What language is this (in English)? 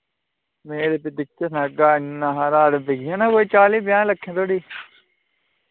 Dogri